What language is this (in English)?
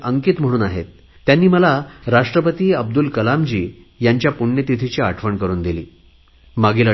Marathi